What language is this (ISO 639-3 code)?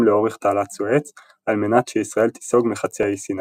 heb